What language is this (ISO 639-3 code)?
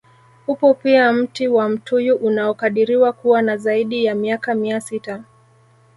swa